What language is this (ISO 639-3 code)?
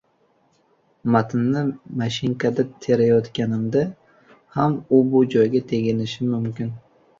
uzb